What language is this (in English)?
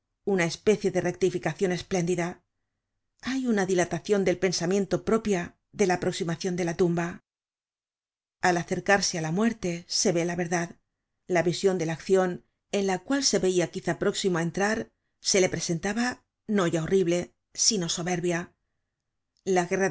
Spanish